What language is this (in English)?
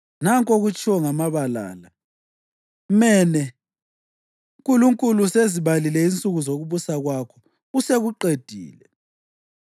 North Ndebele